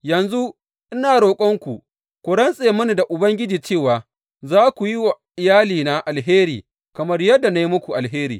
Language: Hausa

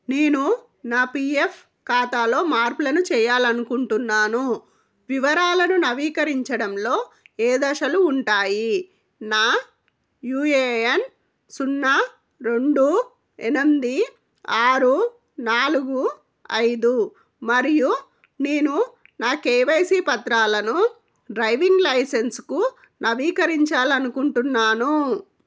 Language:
Telugu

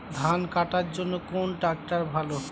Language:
Bangla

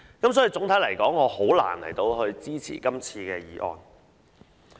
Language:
Cantonese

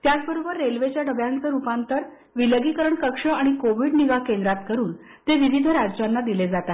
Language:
Marathi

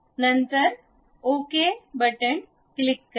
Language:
Marathi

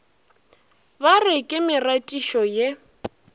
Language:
Northern Sotho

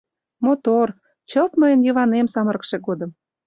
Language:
Mari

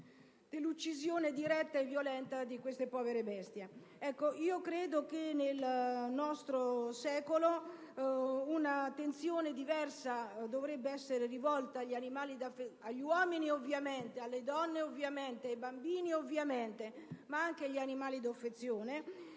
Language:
Italian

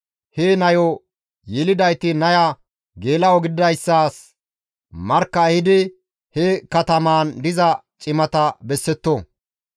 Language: Gamo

